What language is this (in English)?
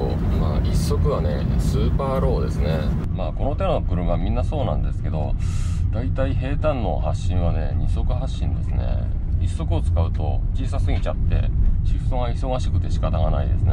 Japanese